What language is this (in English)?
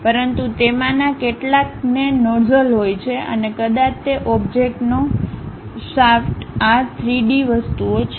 Gujarati